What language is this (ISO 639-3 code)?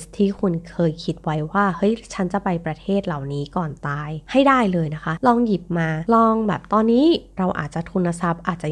tha